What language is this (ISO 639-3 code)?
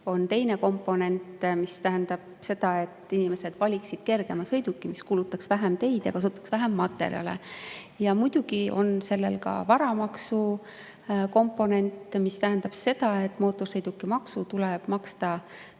est